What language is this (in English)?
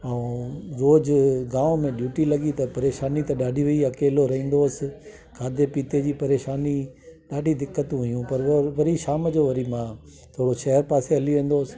Sindhi